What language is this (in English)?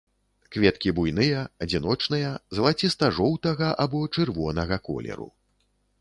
Belarusian